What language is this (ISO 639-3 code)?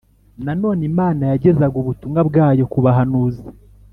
kin